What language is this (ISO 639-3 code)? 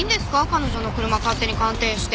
jpn